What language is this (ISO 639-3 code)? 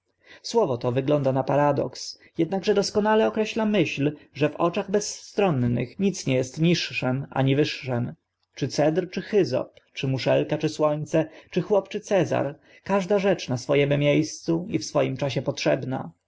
pol